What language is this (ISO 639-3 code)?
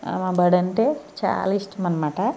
tel